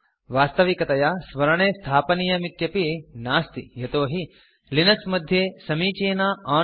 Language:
Sanskrit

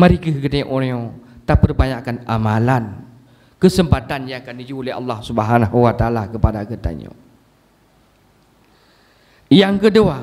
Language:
Malay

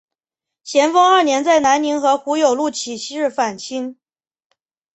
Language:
Chinese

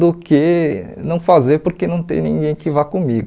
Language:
Portuguese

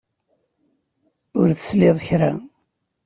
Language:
Kabyle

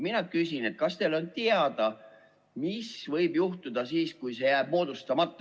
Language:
Estonian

